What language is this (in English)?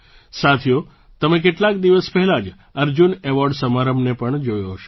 Gujarati